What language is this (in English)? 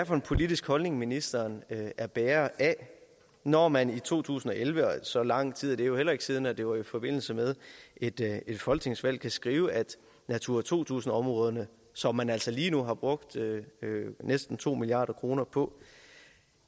Danish